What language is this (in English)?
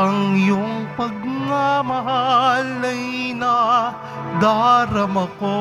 Filipino